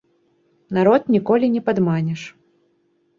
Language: Belarusian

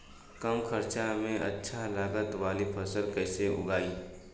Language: Bhojpuri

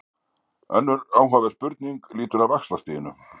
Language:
Icelandic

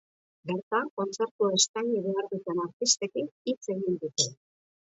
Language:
Basque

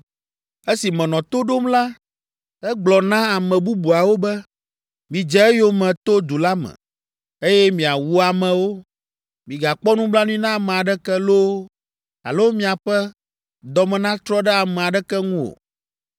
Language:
Ewe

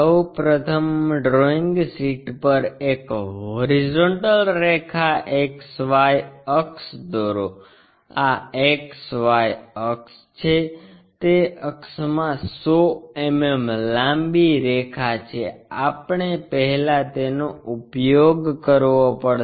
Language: Gujarati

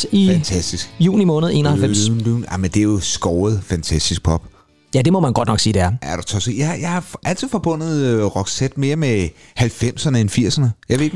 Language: Danish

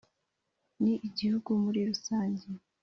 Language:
Kinyarwanda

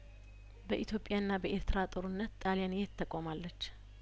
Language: Amharic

